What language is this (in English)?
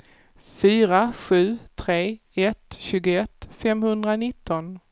Swedish